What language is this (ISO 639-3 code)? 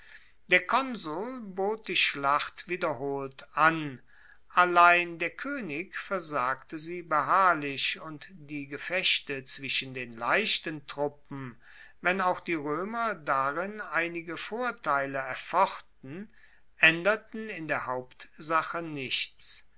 deu